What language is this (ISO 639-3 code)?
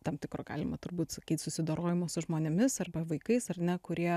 lit